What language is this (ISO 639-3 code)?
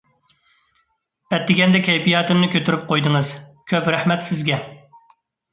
uig